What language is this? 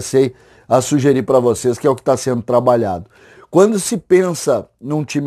Portuguese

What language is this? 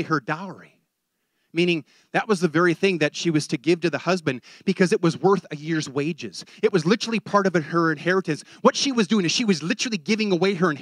English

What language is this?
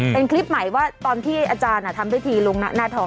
Thai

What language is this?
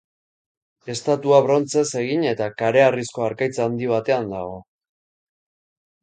Basque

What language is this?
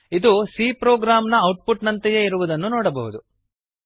Kannada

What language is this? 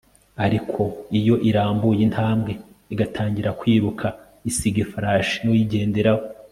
Kinyarwanda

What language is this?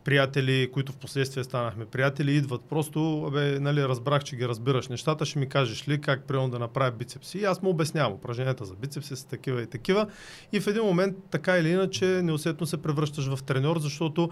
Bulgarian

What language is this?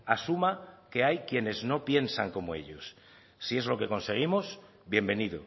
Spanish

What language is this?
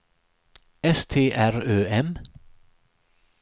Swedish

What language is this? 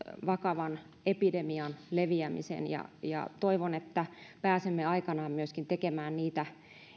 Finnish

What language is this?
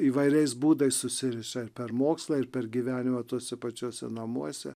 Lithuanian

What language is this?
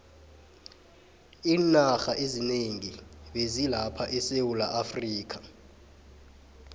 South Ndebele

